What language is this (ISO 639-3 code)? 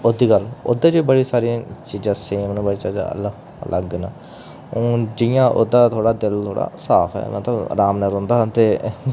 doi